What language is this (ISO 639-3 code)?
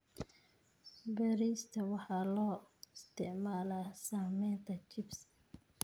som